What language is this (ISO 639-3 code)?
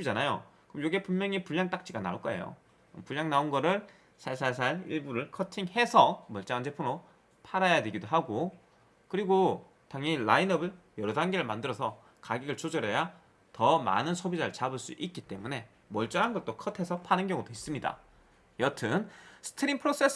kor